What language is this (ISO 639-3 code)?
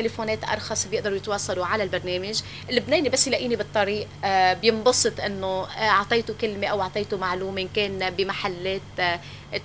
ara